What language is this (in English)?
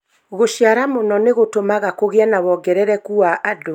Kikuyu